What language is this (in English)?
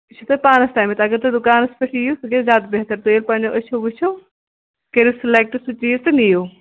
Kashmiri